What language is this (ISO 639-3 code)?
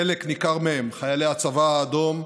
heb